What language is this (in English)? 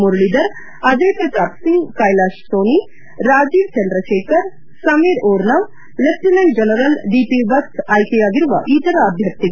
Kannada